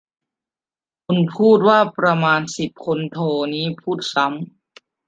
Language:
Thai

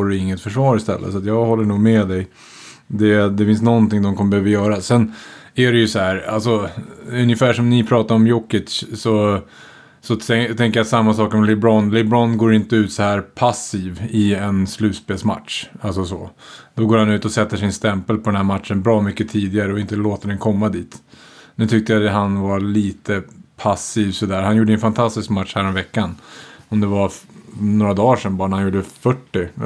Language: Swedish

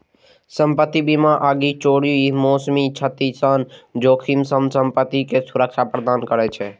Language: Maithili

